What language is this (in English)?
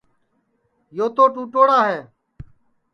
Sansi